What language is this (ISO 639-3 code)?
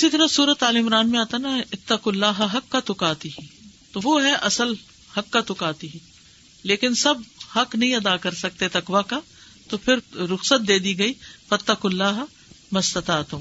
urd